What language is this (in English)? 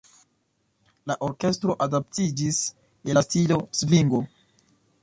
Esperanto